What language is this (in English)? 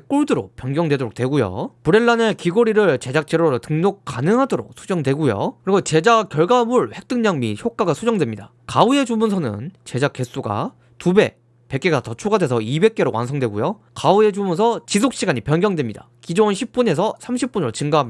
Korean